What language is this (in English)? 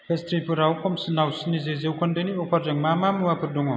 Bodo